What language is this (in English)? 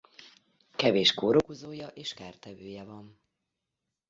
Hungarian